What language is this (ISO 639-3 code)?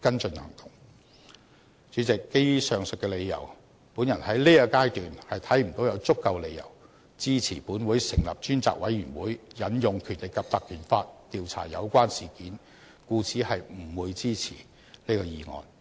yue